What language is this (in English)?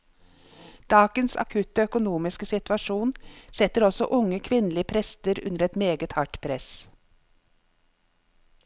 Norwegian